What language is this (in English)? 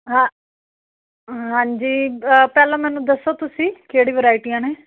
Punjabi